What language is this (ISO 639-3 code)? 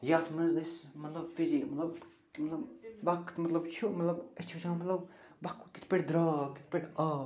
kas